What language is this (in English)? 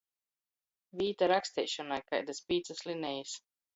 Latgalian